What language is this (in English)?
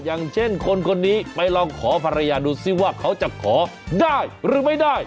Thai